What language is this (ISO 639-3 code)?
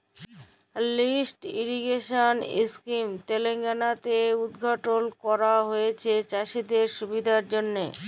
ben